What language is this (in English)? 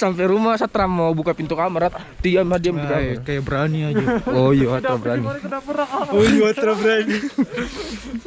Indonesian